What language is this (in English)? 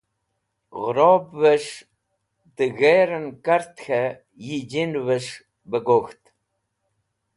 Wakhi